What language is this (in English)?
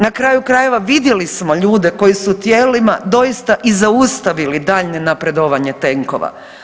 Croatian